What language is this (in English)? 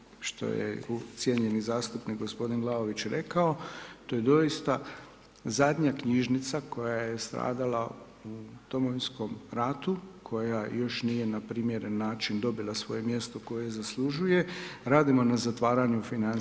Croatian